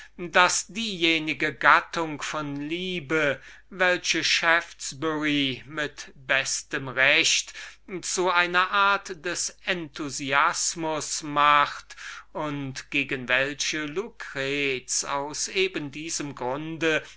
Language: German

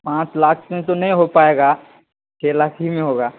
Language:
Urdu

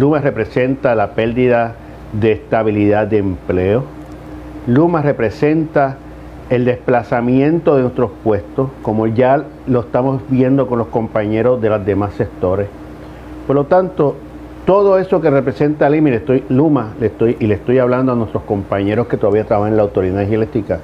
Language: Spanish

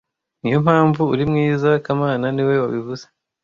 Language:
Kinyarwanda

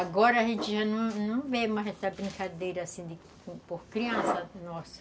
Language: Portuguese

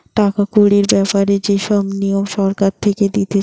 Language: Bangla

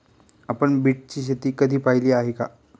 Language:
Marathi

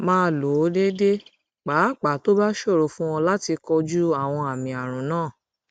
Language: Yoruba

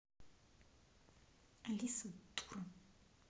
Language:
Russian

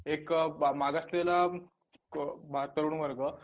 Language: Marathi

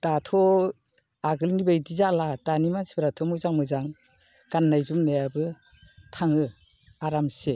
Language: Bodo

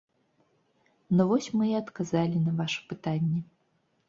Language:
Belarusian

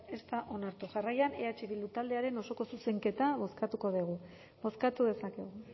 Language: Basque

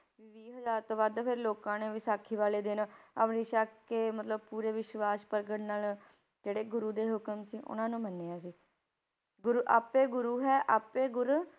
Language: Punjabi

